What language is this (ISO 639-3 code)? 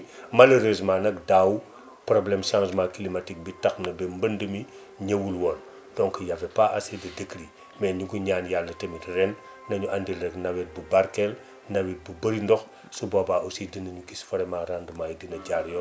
wol